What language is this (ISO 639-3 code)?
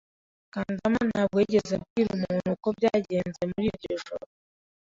kin